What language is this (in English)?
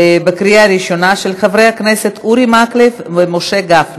Hebrew